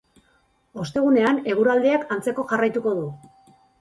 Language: Basque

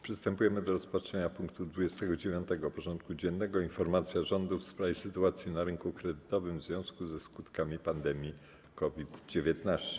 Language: Polish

